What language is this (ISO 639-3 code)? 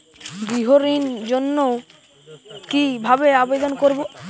ben